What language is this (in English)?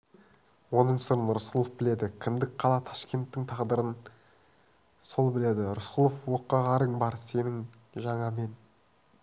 Kazakh